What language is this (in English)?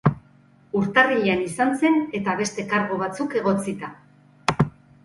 Basque